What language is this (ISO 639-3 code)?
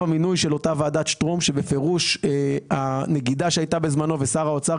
heb